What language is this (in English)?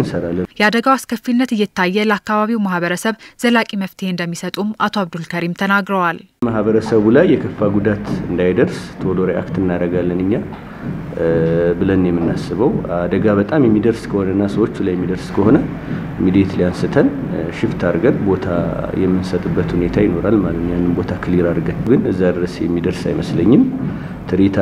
Arabic